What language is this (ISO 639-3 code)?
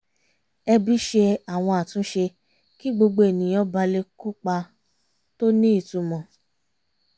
yor